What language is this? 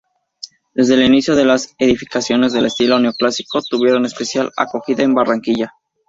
Spanish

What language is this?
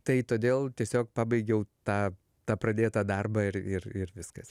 Lithuanian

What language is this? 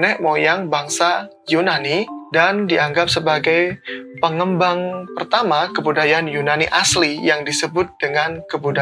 Indonesian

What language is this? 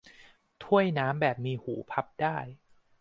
Thai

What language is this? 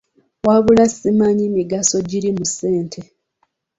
Ganda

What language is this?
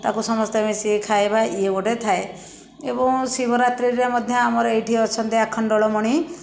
Odia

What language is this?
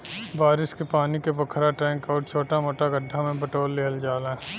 Bhojpuri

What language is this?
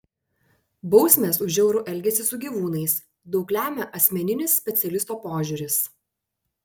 Lithuanian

